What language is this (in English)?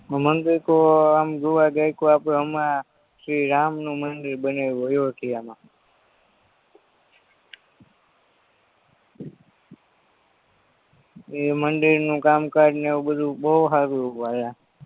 Gujarati